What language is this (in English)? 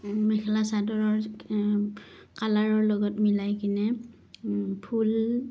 Assamese